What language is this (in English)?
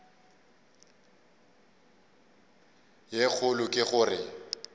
Northern Sotho